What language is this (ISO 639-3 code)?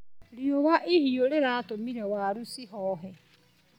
kik